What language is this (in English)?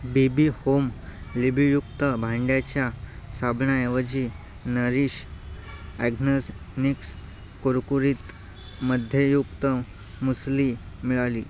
Marathi